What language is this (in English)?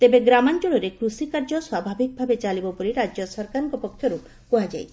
Odia